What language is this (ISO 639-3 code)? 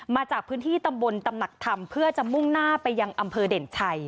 tha